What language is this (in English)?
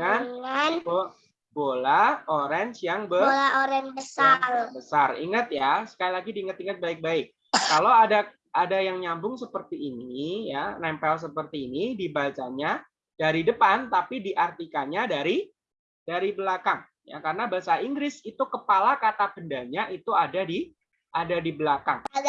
Indonesian